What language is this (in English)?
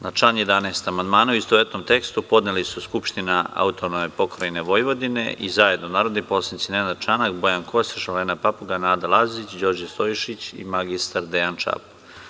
Serbian